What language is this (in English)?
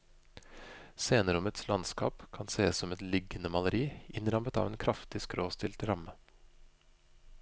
Norwegian